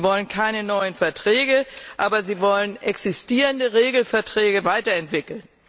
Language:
German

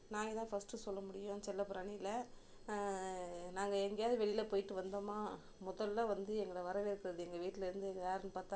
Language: Tamil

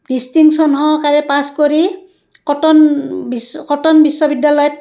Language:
Assamese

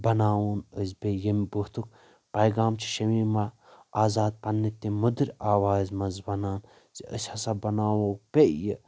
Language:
Kashmiri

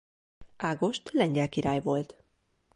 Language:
Hungarian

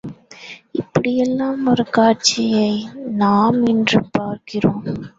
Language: Tamil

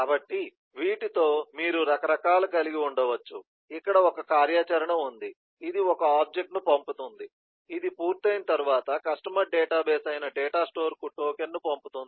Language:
Telugu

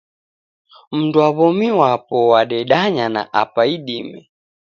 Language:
Taita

